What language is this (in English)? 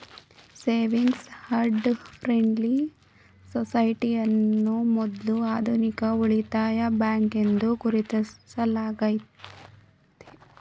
Kannada